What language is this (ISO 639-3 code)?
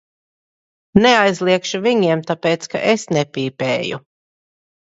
lav